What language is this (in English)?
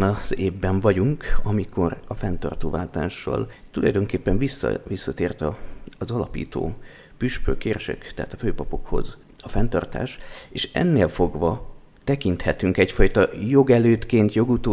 Hungarian